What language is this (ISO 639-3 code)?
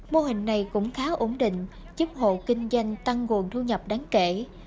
vie